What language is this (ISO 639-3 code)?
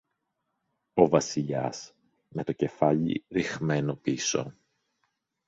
ell